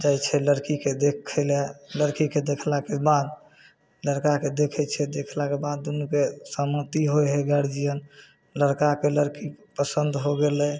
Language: Maithili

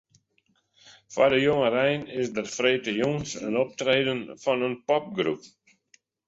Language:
Western Frisian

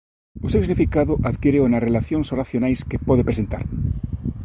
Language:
Galician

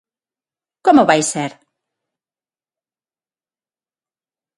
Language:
Galician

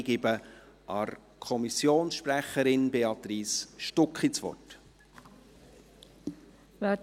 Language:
Swiss German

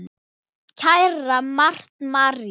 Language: Icelandic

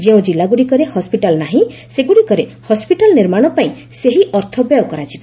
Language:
Odia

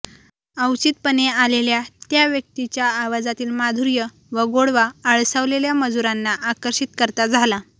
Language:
Marathi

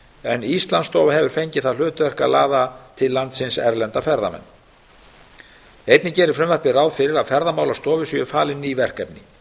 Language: Icelandic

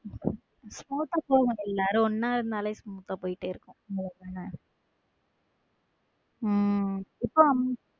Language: Tamil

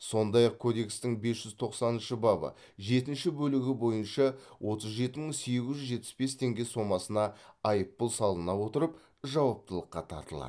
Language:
Kazakh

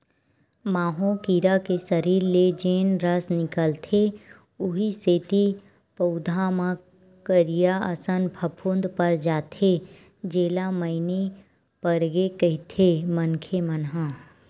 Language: Chhattisgarhi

